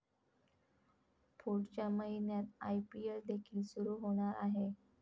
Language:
Marathi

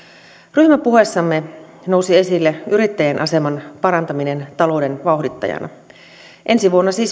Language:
Finnish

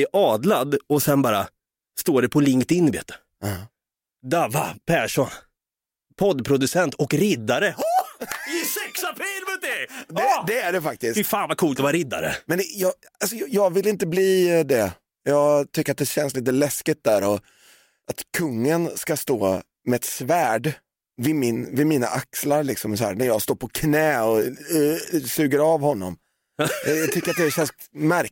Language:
Swedish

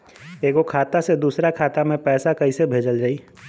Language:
Bhojpuri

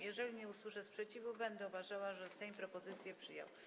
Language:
Polish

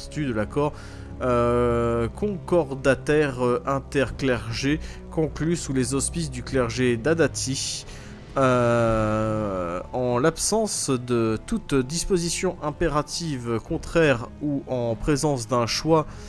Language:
French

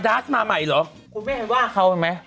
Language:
Thai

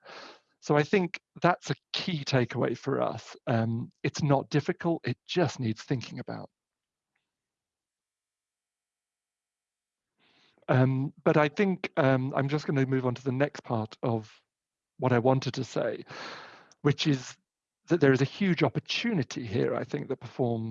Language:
English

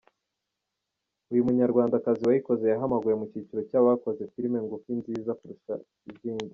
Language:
Kinyarwanda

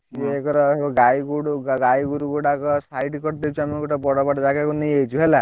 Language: Odia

